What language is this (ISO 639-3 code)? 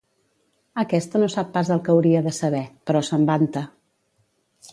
cat